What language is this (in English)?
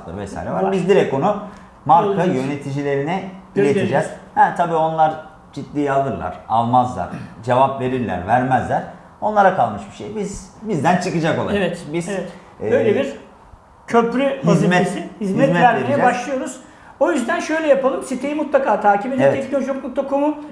Turkish